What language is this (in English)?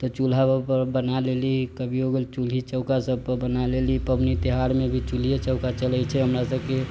Maithili